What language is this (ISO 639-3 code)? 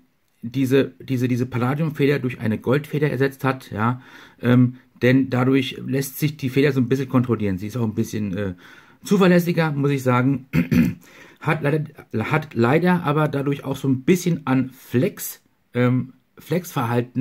deu